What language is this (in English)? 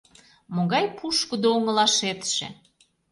Mari